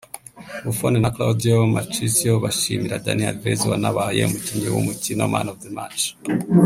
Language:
Kinyarwanda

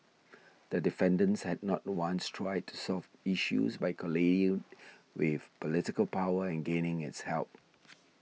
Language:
English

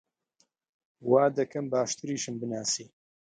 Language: Central Kurdish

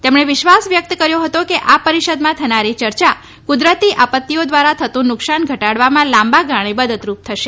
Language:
Gujarati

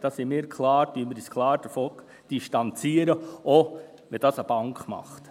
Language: Swiss German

